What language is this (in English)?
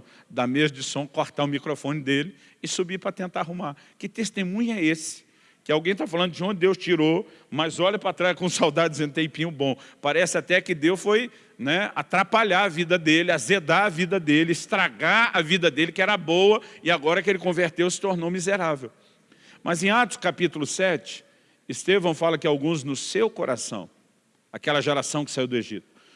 Portuguese